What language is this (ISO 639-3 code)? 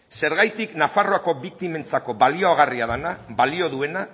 eus